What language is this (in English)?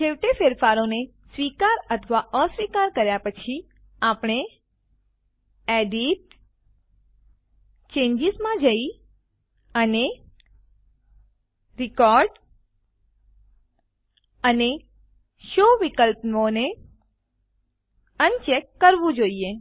Gujarati